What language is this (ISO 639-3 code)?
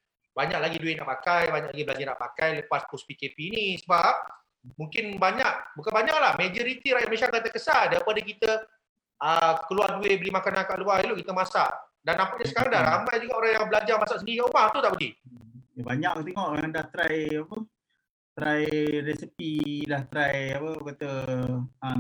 msa